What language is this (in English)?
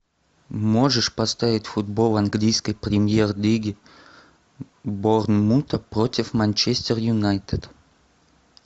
Russian